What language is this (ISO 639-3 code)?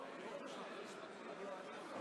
heb